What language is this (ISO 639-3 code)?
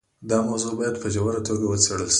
pus